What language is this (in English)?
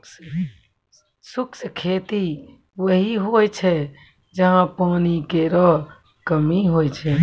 Maithili